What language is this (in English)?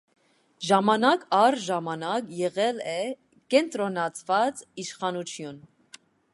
Armenian